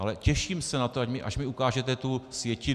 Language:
Czech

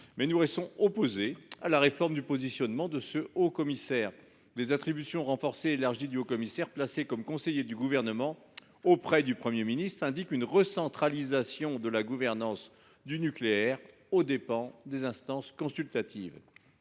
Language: French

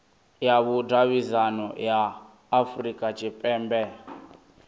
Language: Venda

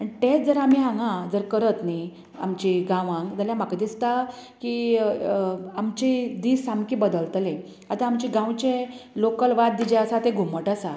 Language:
Konkani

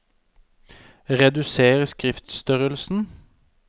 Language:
Norwegian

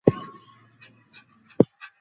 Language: Pashto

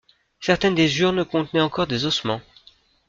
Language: French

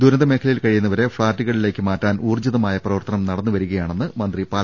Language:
Malayalam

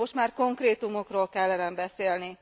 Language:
Hungarian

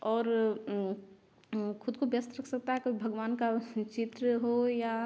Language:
Hindi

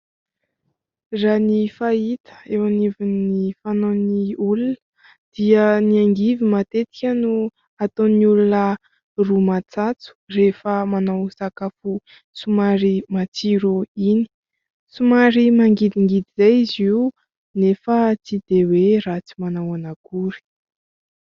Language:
Malagasy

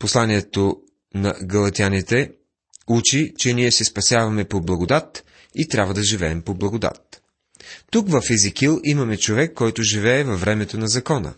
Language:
Bulgarian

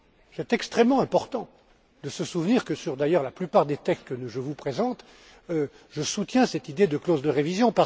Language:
French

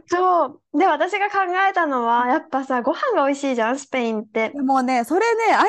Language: Japanese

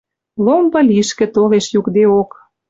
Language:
Western Mari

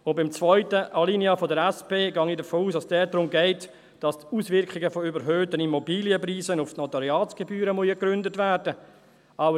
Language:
Swiss German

